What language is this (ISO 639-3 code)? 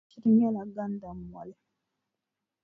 dag